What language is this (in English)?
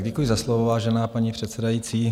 Czech